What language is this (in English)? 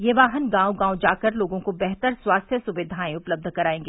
Hindi